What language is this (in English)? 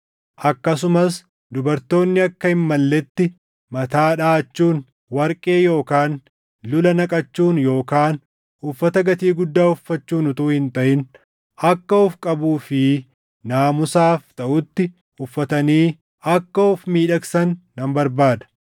Oromo